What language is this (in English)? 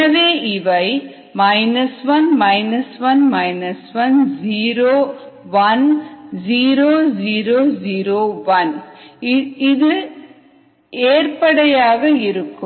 Tamil